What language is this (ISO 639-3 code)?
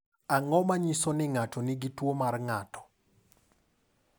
luo